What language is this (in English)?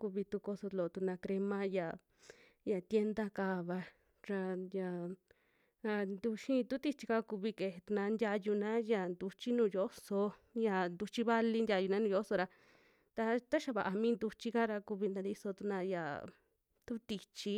Western Juxtlahuaca Mixtec